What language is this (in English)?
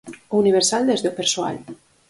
Galician